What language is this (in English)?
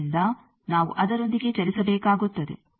Kannada